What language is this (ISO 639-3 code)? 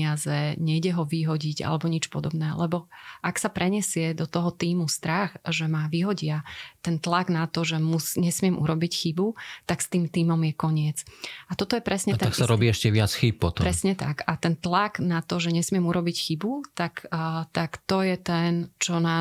slk